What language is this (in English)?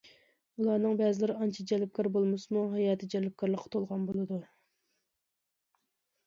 Uyghur